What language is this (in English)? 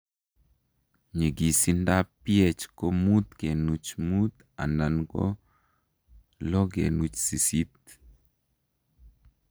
Kalenjin